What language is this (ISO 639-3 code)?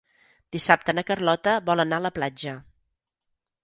cat